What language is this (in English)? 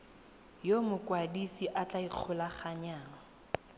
Tswana